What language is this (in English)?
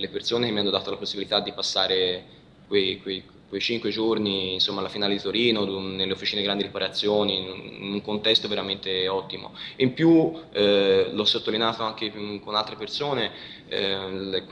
Italian